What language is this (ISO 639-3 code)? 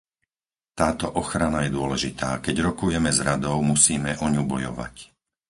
slk